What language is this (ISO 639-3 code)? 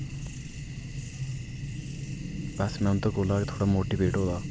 doi